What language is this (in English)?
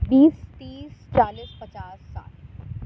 Urdu